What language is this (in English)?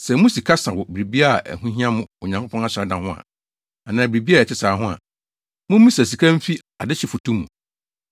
Akan